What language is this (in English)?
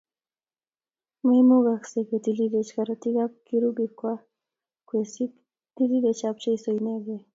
Kalenjin